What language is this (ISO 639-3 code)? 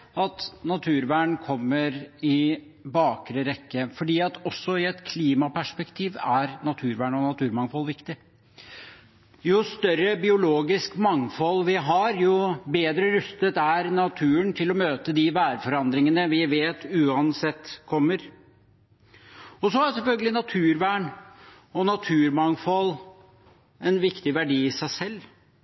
nob